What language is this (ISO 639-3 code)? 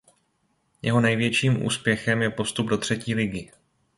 ces